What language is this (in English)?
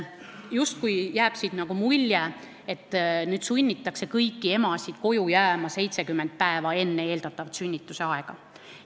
Estonian